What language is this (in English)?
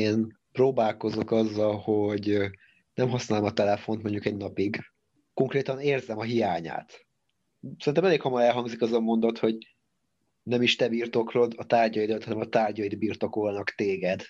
Hungarian